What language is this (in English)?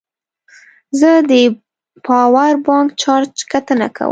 Pashto